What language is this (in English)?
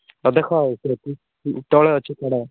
Odia